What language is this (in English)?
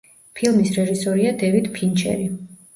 Georgian